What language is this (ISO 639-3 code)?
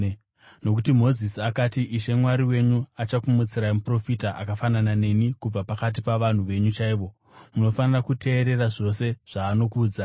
sna